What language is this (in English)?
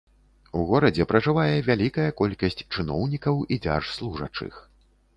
Belarusian